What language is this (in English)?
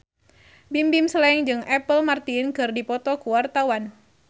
Sundanese